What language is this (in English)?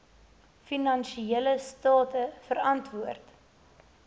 Afrikaans